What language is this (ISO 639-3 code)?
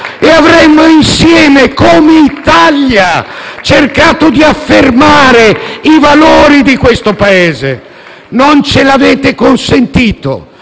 ita